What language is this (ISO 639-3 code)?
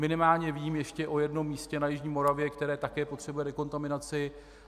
ces